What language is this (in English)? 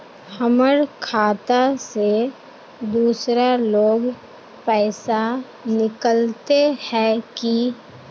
Magahi